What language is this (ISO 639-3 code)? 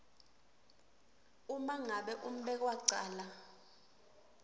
ssw